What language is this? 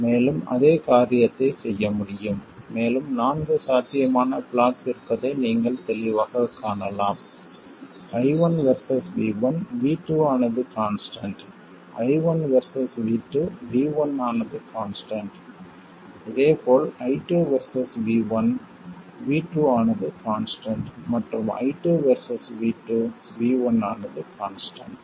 Tamil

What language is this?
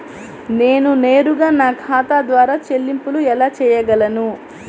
Telugu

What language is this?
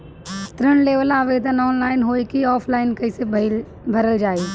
Bhojpuri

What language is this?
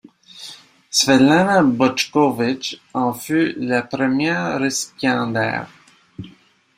French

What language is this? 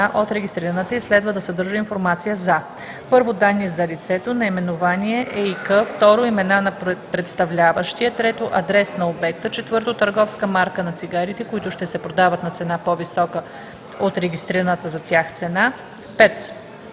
Bulgarian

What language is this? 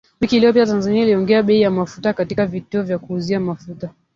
Swahili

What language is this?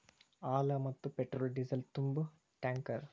Kannada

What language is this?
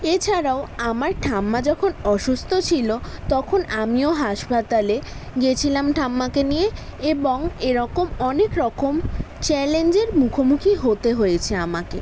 Bangla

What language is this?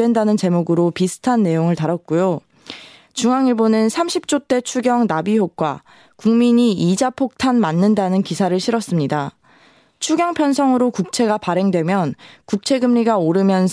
Korean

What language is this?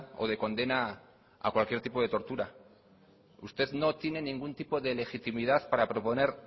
Spanish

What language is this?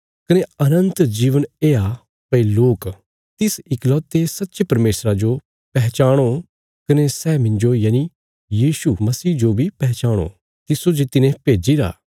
Bilaspuri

